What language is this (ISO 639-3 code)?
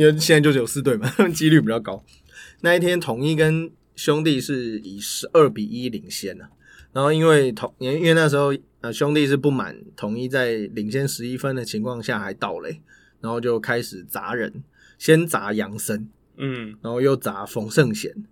zho